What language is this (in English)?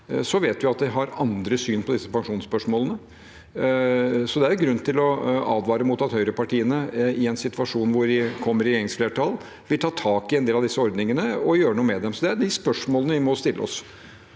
Norwegian